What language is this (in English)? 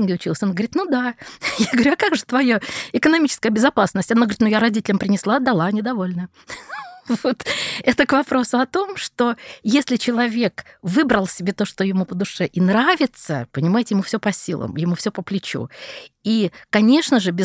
Russian